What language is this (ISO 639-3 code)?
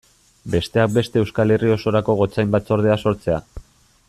eus